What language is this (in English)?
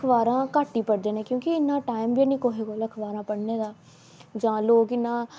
Dogri